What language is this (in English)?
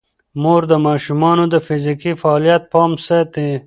Pashto